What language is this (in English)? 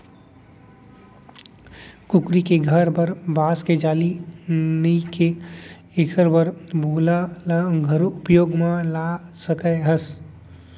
Chhattisgarhi